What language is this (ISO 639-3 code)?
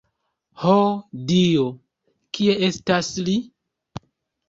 epo